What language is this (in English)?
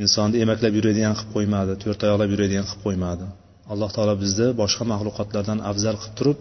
Bulgarian